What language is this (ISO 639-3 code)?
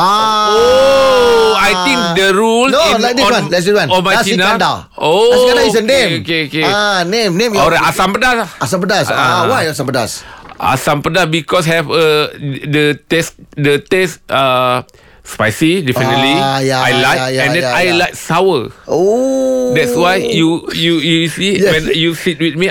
msa